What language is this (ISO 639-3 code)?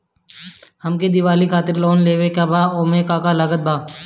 bho